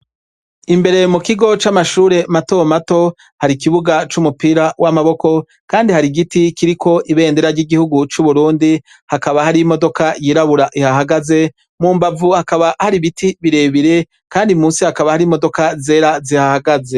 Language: Rundi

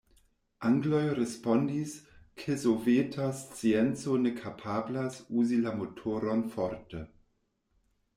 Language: Esperanto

